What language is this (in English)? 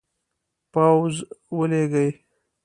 Pashto